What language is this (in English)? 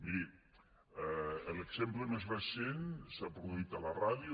Catalan